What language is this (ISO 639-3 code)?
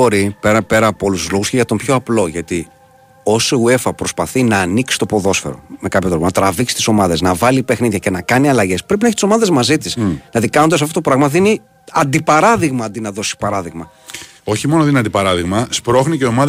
ell